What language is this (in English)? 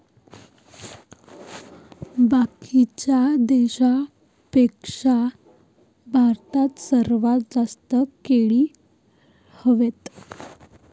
Marathi